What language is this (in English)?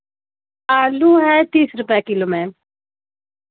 Hindi